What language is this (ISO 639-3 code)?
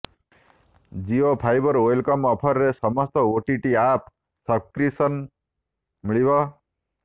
ori